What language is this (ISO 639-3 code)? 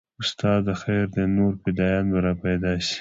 pus